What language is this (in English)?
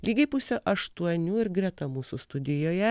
Lithuanian